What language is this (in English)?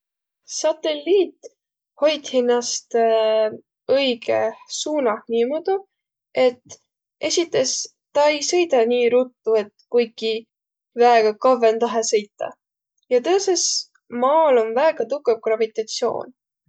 Võro